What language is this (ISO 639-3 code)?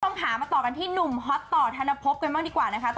tha